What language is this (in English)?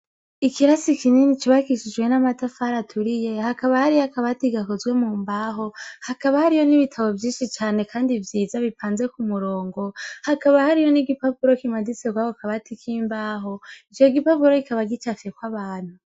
Rundi